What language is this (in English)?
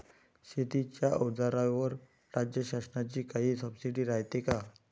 Marathi